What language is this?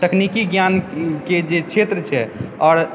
Maithili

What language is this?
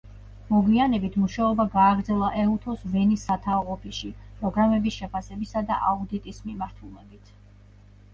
Georgian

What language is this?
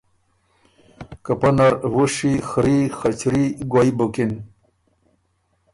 Ormuri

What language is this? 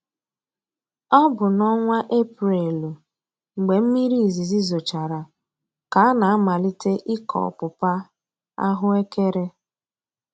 Igbo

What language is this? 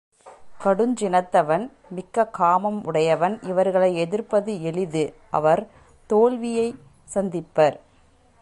Tamil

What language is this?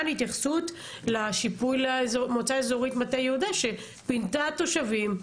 Hebrew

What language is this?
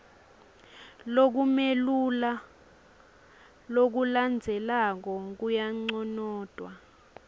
Swati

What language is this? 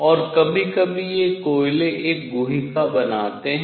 Hindi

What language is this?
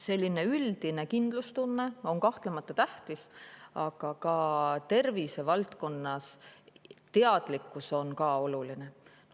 Estonian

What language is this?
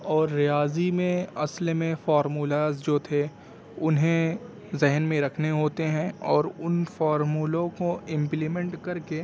Urdu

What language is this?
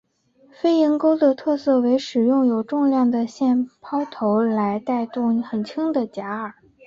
Chinese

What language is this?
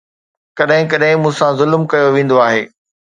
Sindhi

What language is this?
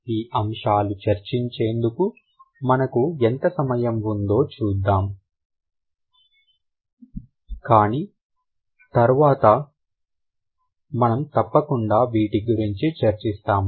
Telugu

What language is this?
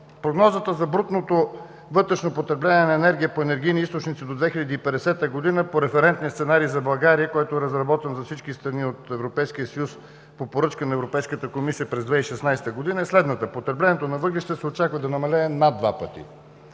Bulgarian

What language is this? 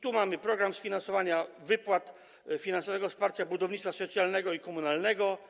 Polish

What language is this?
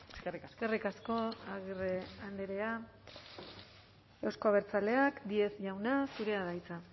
Basque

